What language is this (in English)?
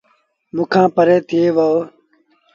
Sindhi Bhil